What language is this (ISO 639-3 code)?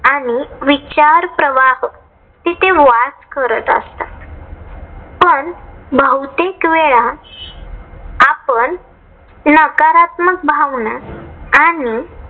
mar